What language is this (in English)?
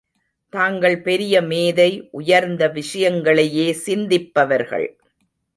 Tamil